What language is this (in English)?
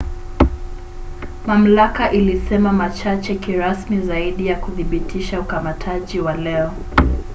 Swahili